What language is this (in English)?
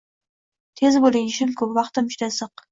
Uzbek